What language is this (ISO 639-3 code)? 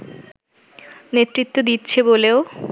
ben